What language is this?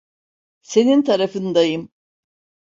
Turkish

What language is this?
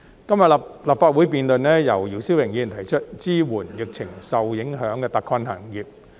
Cantonese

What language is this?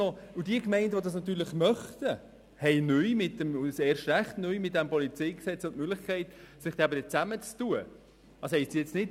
Swiss German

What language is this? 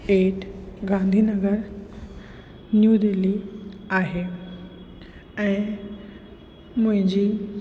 Sindhi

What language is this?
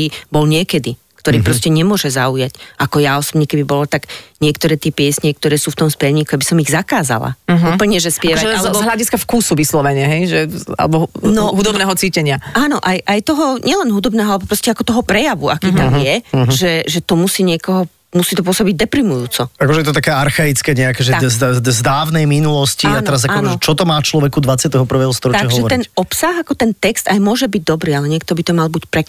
Slovak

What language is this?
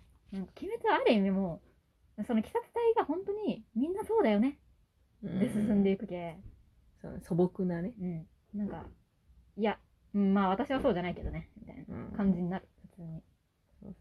Japanese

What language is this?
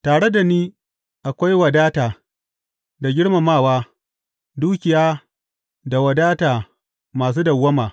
Hausa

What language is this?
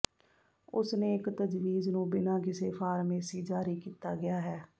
Punjabi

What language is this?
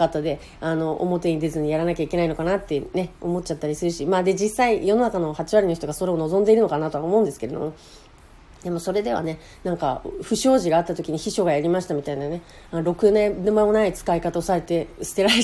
Japanese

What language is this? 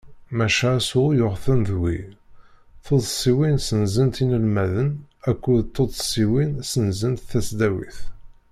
Kabyle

